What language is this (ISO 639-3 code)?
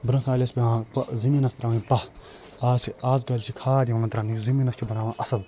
kas